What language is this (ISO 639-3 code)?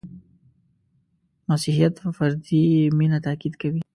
pus